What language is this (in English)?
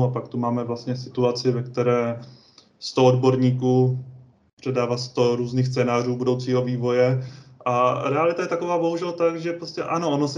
Czech